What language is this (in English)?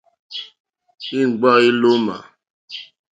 Mokpwe